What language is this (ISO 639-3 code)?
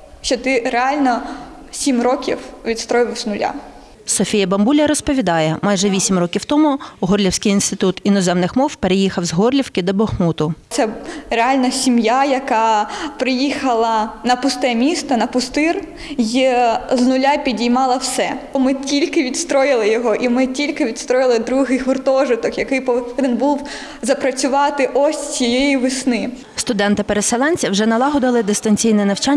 ukr